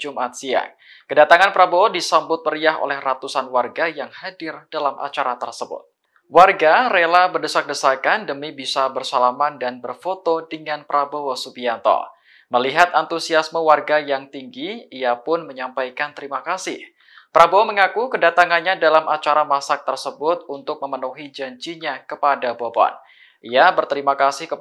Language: Indonesian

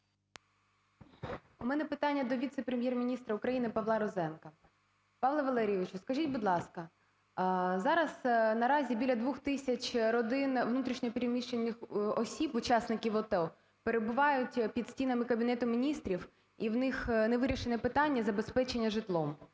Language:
Ukrainian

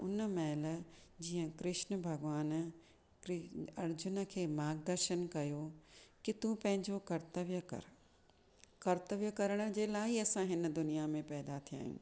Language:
Sindhi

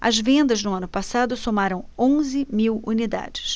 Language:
Portuguese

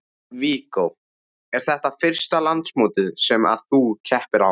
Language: Icelandic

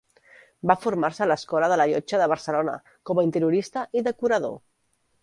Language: Catalan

